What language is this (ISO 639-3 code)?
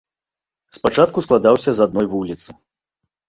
bel